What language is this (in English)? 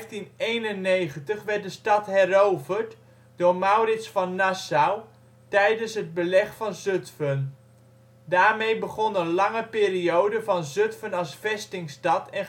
Dutch